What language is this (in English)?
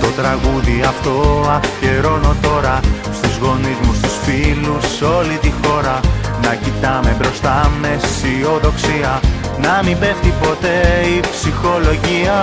Greek